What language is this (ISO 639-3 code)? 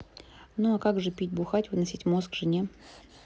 rus